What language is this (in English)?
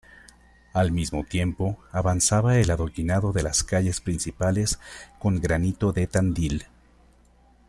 Spanish